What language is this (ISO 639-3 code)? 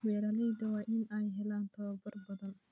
som